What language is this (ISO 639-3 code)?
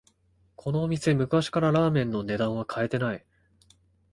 jpn